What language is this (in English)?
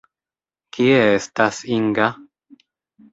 Esperanto